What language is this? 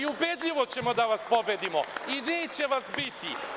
Serbian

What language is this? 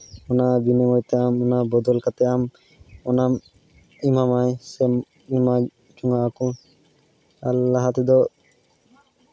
Santali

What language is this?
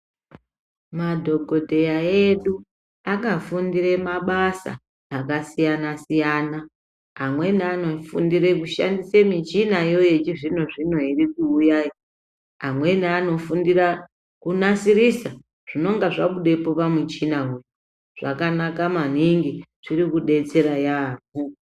Ndau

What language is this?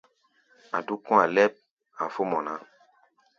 Gbaya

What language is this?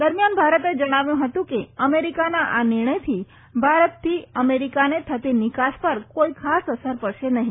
Gujarati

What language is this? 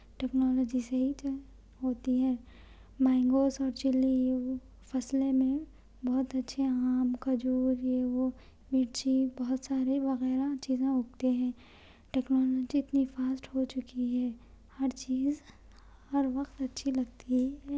Urdu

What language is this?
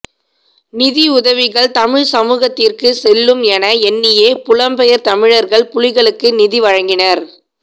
Tamil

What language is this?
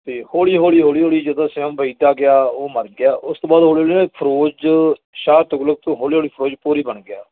Punjabi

